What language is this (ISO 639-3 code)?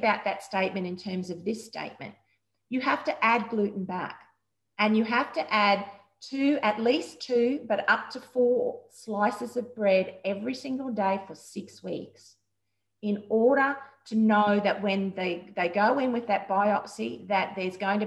eng